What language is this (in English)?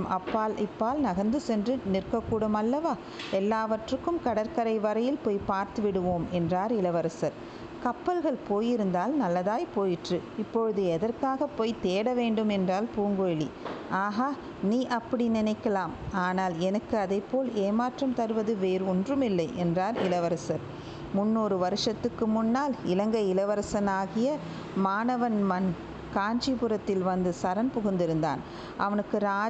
Tamil